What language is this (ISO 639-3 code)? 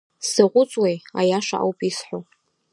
abk